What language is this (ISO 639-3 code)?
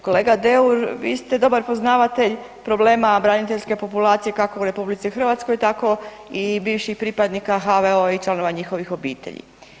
hrv